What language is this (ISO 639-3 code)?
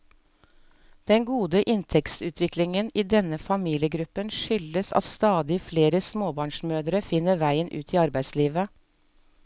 nor